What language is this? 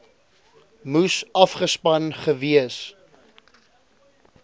Afrikaans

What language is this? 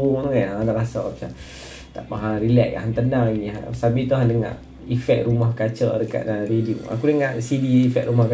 Malay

